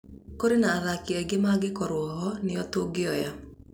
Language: Kikuyu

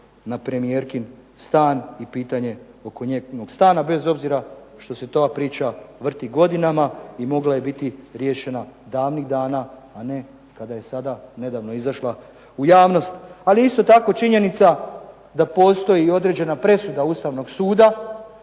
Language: Croatian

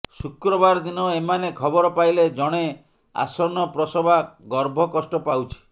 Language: Odia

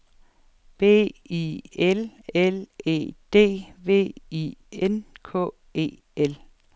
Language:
Danish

